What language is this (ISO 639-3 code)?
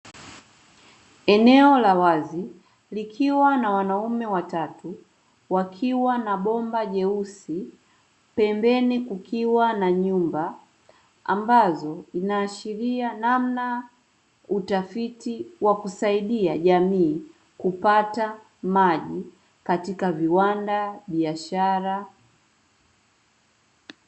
swa